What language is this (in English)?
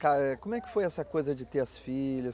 Portuguese